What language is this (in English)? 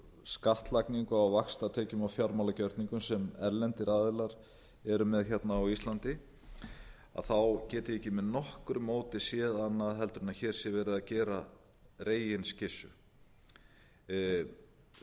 Icelandic